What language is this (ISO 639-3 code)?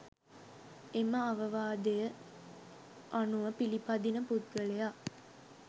sin